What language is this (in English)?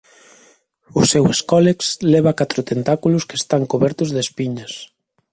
Galician